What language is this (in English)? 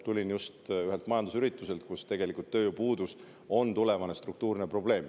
Estonian